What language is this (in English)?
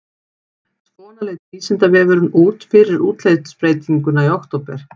Icelandic